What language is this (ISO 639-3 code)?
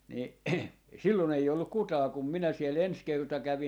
fin